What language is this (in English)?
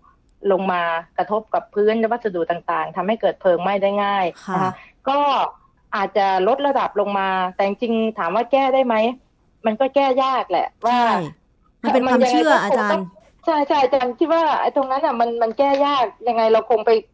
Thai